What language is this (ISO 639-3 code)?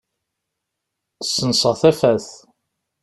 kab